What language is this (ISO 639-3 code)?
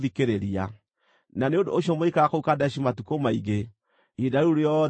kik